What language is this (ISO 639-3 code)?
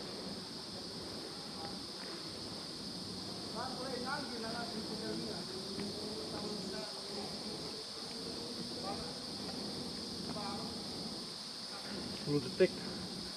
ind